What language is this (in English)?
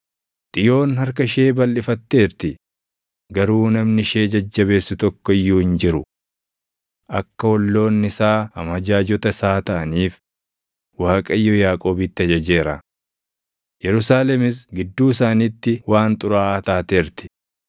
Oromo